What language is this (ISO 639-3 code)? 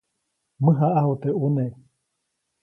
zoc